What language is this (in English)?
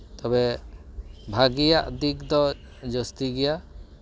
Santali